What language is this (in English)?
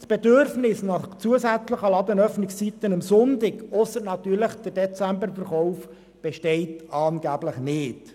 Swiss German